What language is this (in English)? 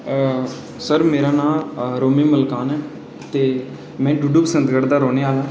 Dogri